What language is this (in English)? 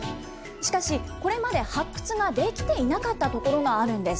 Japanese